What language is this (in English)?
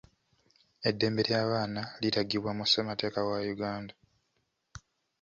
Ganda